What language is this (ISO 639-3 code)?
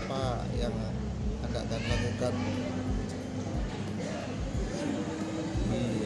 msa